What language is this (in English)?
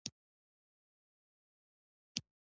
Pashto